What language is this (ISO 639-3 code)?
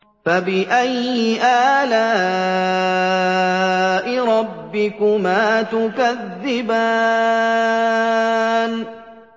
ara